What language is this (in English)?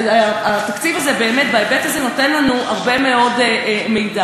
Hebrew